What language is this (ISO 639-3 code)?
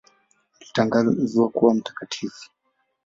swa